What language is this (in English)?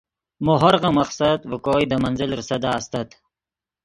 Yidgha